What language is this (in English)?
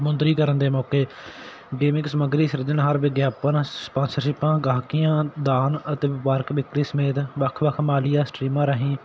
Punjabi